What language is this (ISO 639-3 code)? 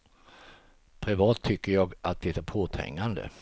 swe